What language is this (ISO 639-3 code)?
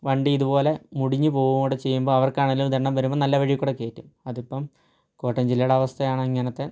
mal